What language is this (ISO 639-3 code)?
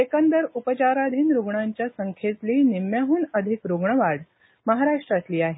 mar